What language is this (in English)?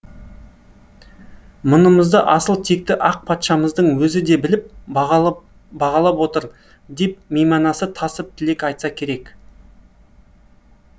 Kazakh